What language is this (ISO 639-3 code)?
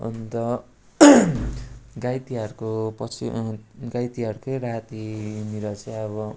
nep